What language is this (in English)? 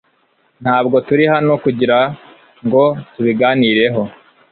Kinyarwanda